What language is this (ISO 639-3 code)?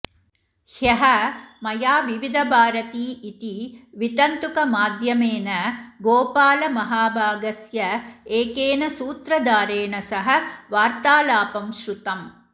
san